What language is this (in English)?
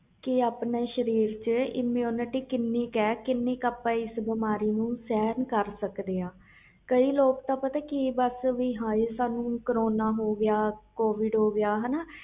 Punjabi